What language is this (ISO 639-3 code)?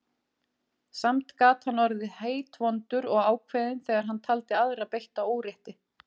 isl